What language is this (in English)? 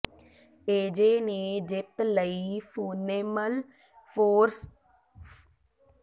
Punjabi